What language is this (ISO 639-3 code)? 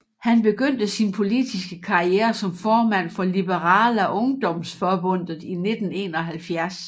dan